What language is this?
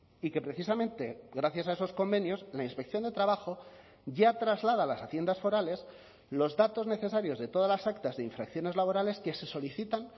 Spanish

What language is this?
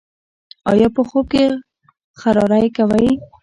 Pashto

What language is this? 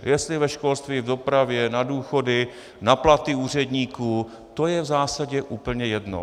Czech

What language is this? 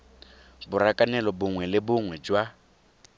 Tswana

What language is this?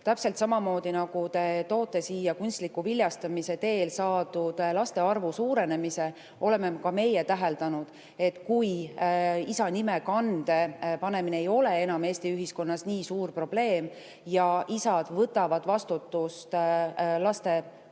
Estonian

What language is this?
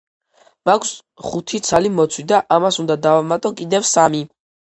Georgian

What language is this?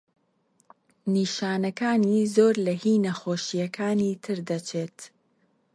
Central Kurdish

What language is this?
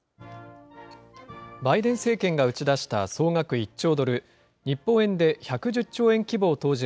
Japanese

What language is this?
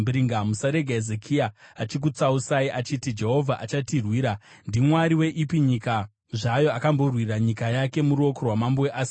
Shona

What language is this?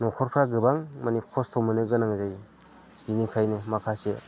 Bodo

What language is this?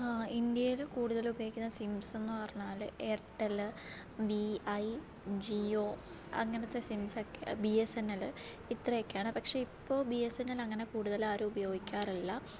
Malayalam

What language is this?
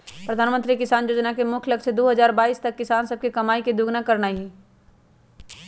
Magahi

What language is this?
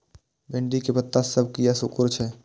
Maithili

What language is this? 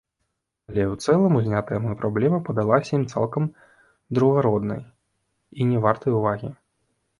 Belarusian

